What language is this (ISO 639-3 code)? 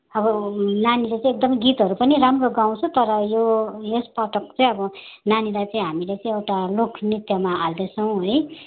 nep